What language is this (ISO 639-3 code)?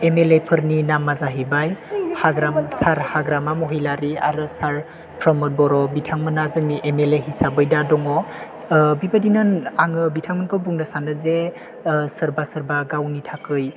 brx